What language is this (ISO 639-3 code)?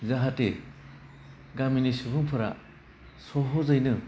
brx